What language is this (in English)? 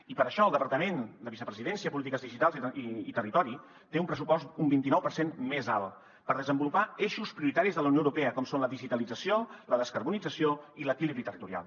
Catalan